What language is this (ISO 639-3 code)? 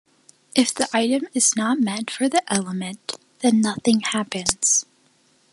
eng